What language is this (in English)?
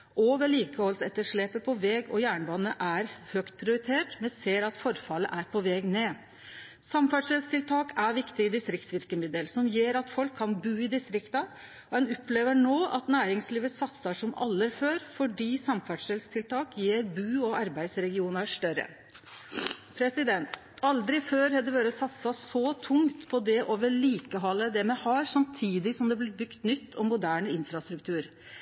Norwegian Nynorsk